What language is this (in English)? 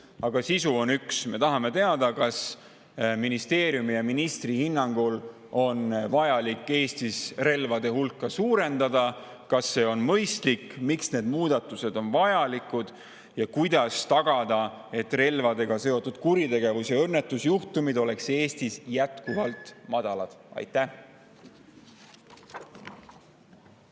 Estonian